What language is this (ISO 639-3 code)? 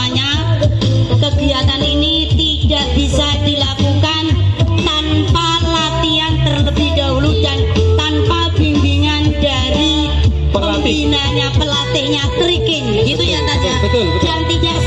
ind